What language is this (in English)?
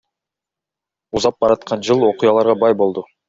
Kyrgyz